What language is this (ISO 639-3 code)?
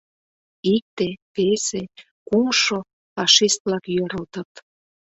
chm